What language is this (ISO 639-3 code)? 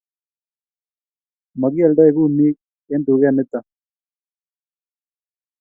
kln